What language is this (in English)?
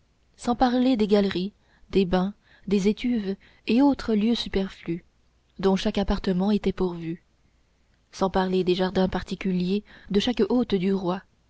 French